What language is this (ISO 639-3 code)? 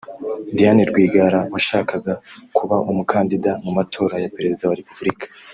kin